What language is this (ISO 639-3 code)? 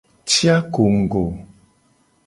gej